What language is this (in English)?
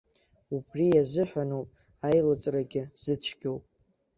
Abkhazian